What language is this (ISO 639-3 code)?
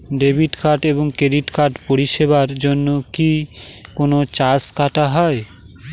ben